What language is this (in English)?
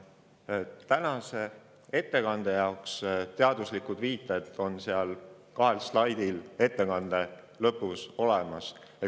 Estonian